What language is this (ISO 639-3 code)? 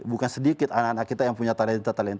ind